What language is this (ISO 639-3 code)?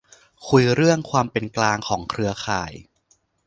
tha